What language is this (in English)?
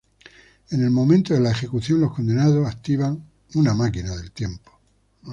Spanish